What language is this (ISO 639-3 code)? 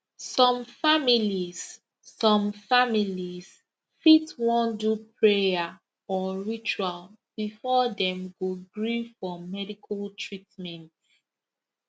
pcm